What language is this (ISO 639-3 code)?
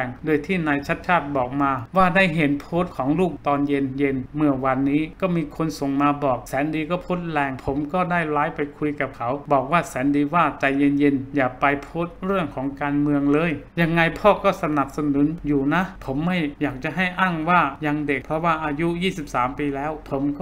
tha